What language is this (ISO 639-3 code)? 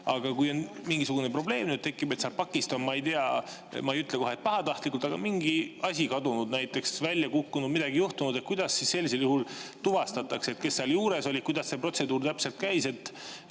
est